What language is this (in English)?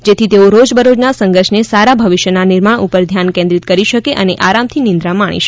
Gujarati